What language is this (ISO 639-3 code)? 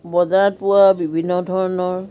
asm